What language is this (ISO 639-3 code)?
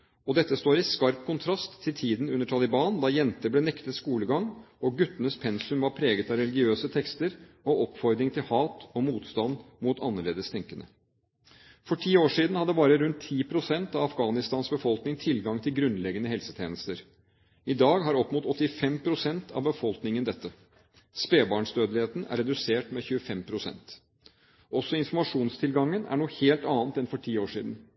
nob